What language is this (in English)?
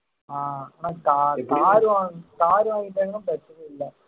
Tamil